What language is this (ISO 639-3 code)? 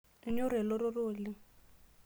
mas